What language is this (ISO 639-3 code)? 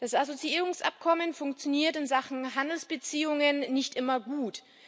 deu